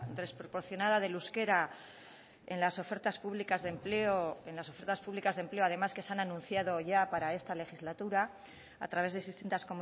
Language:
Spanish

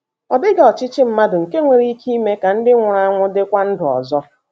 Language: Igbo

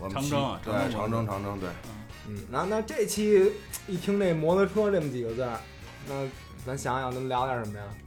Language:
Chinese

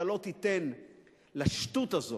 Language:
Hebrew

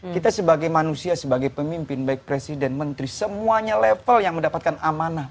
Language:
Indonesian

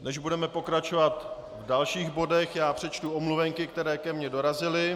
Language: Czech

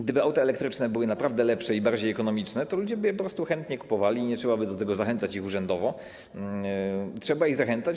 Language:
Polish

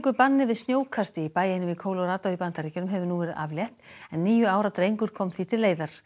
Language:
Icelandic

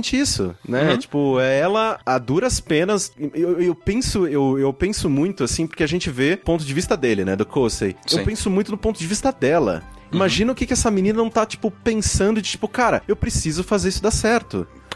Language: Portuguese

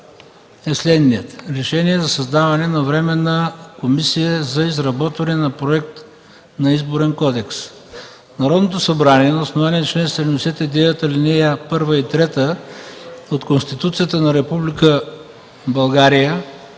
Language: Bulgarian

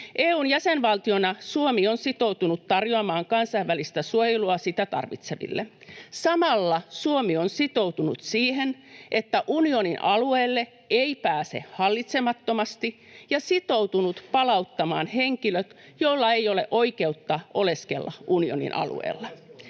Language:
Finnish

